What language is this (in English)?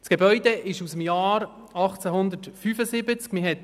Swiss German